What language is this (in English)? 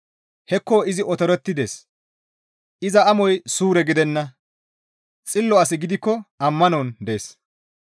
Gamo